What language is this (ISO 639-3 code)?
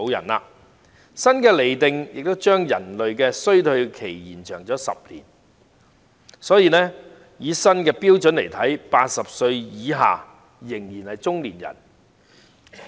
yue